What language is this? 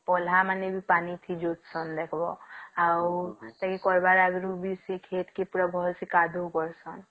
Odia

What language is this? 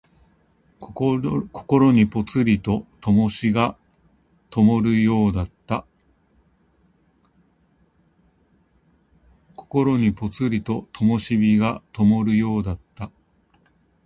Japanese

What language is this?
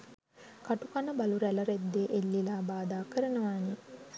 Sinhala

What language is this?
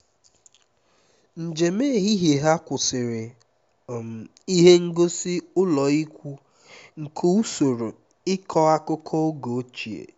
Igbo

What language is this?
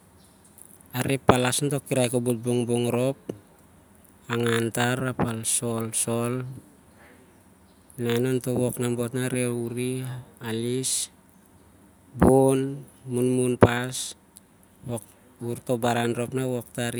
Siar-Lak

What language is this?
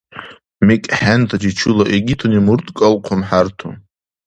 Dargwa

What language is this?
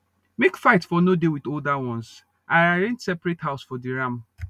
Nigerian Pidgin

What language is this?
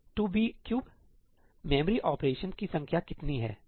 Hindi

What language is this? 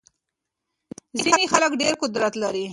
Pashto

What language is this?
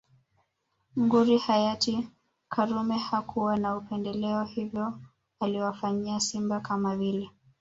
Swahili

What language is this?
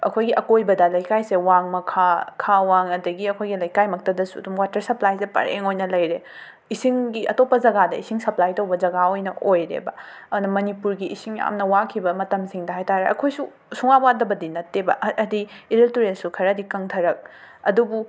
Manipuri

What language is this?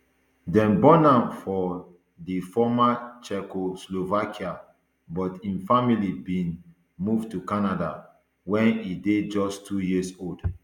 Nigerian Pidgin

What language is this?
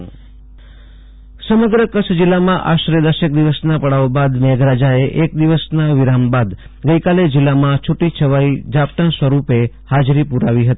Gujarati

